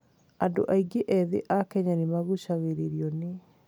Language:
Kikuyu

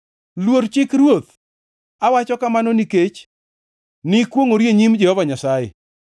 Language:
Luo (Kenya and Tanzania)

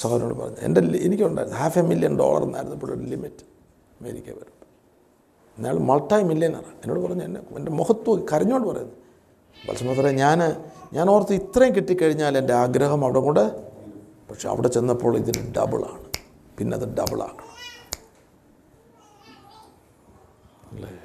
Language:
Malayalam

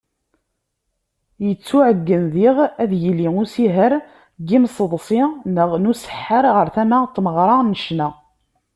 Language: Kabyle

